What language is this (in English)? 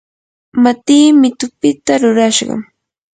Yanahuanca Pasco Quechua